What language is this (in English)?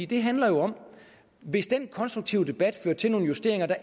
Danish